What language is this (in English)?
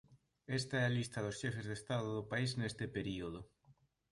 Galician